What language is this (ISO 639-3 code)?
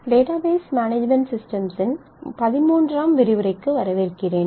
tam